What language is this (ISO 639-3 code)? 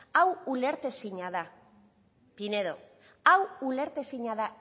eus